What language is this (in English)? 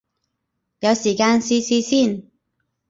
Cantonese